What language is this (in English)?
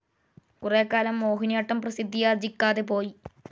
Malayalam